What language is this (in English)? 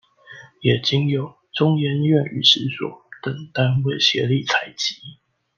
Chinese